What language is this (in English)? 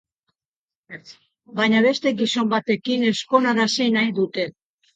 Basque